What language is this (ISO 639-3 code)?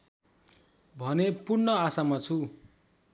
nep